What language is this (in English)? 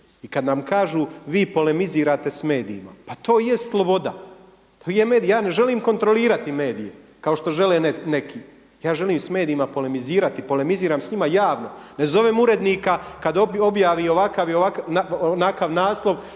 Croatian